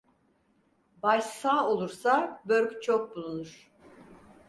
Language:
Turkish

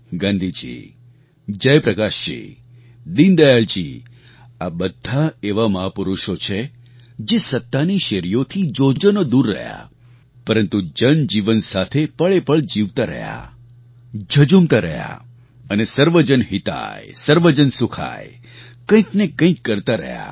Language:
Gujarati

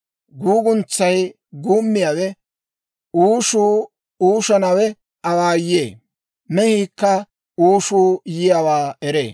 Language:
Dawro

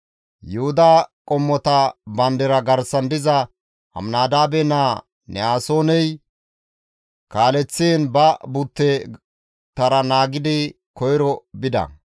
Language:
Gamo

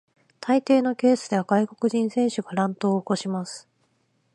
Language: Japanese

